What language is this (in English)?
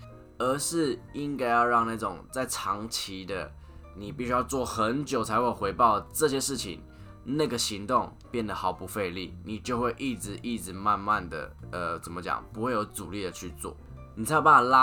Chinese